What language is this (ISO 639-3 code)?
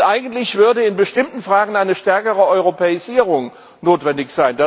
deu